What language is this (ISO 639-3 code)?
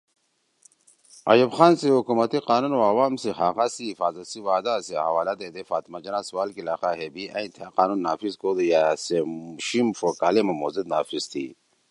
trw